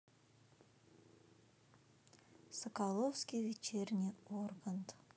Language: Russian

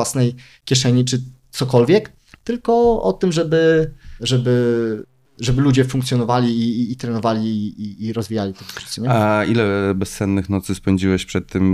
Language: Polish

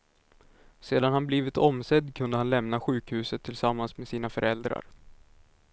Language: Swedish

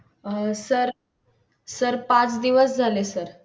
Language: Marathi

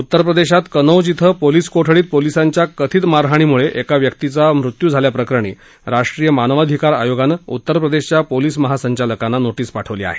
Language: Marathi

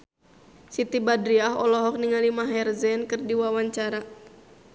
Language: Sundanese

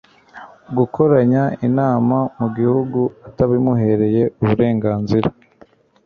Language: Kinyarwanda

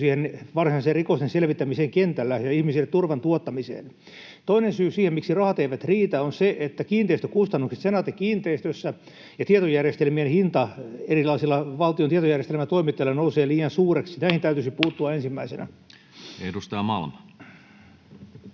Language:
Finnish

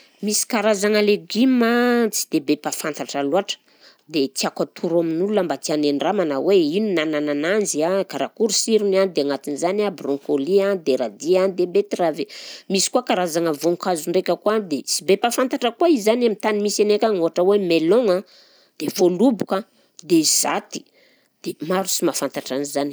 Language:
Southern Betsimisaraka Malagasy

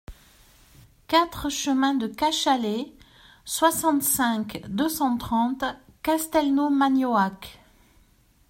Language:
French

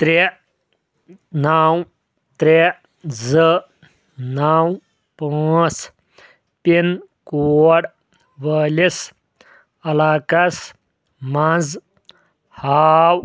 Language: Kashmiri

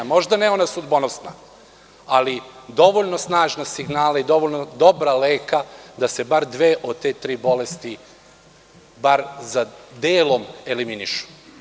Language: Serbian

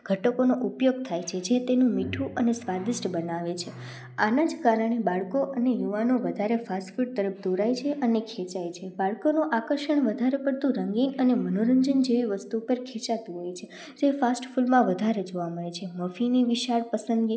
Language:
Gujarati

